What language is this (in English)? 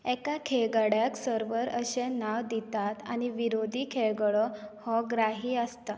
Konkani